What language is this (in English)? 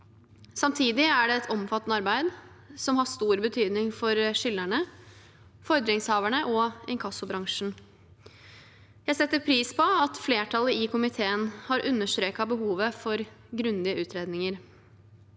Norwegian